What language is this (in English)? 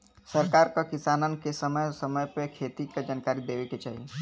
Bhojpuri